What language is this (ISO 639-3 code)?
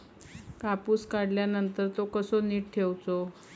mar